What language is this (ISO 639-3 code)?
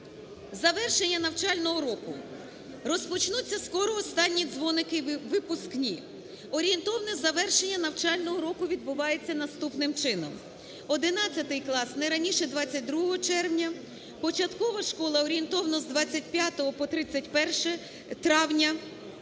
ukr